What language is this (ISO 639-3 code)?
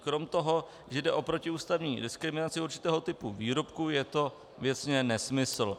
ces